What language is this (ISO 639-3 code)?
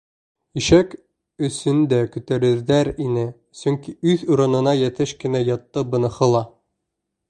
bak